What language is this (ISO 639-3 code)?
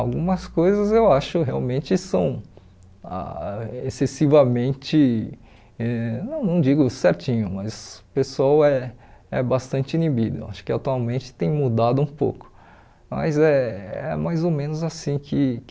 por